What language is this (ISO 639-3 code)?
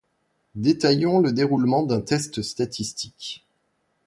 fra